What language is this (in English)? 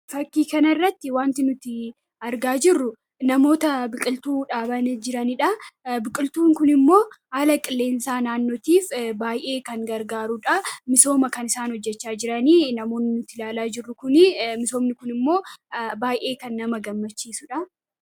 Oromo